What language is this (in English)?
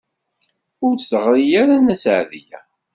Kabyle